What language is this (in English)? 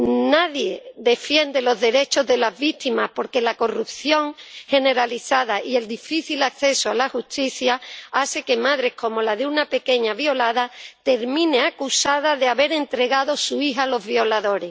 Spanish